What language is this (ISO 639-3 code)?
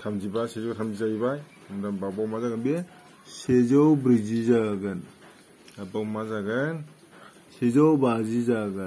kor